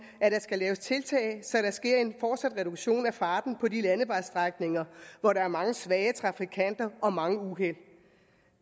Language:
Danish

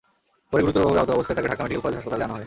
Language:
Bangla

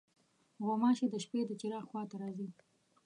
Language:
Pashto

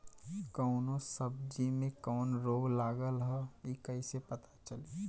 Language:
Bhojpuri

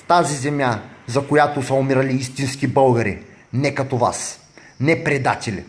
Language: Bulgarian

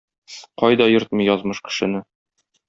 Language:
Tatar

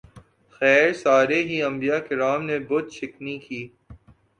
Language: Urdu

